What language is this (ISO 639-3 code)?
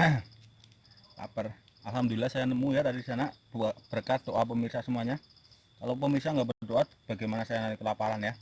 ind